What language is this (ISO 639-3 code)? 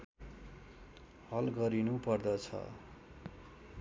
nep